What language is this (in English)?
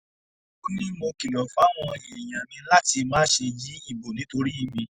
Yoruba